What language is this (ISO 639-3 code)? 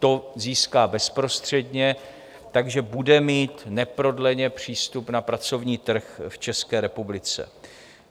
ces